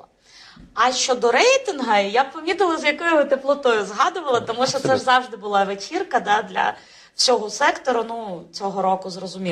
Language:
Ukrainian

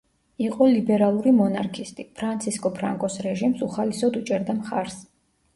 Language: Georgian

